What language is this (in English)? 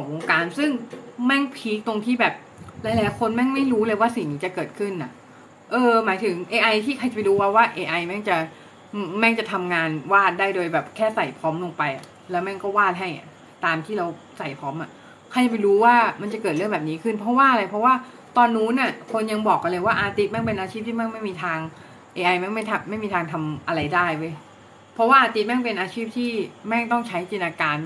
Thai